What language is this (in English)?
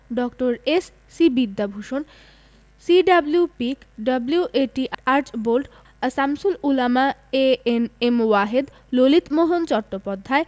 Bangla